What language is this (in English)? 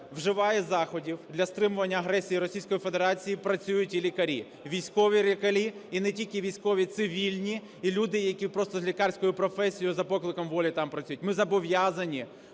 Ukrainian